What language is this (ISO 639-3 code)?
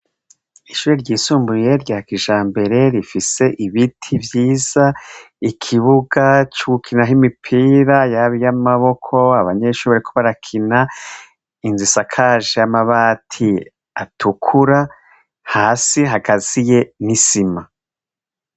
run